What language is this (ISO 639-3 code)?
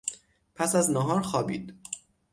fas